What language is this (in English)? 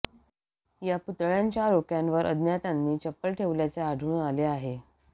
Marathi